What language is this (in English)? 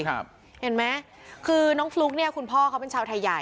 Thai